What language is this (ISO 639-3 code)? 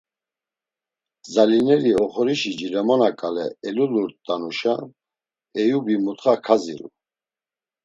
lzz